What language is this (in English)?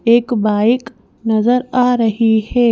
Hindi